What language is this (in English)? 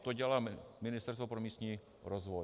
Czech